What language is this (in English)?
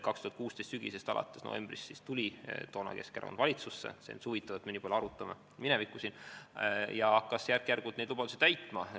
Estonian